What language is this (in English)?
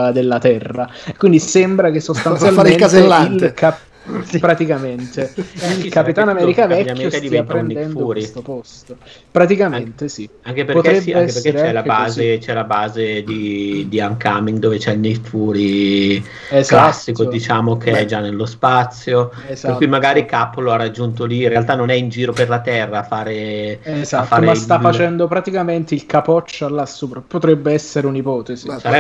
Italian